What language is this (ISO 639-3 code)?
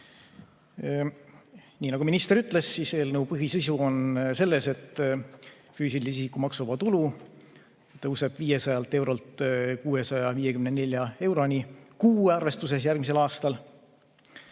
est